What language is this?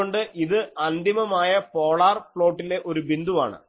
Malayalam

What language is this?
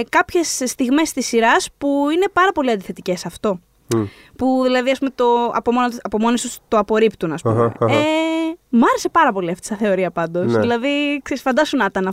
Greek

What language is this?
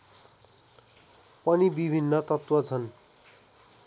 Nepali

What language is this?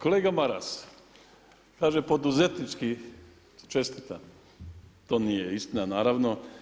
Croatian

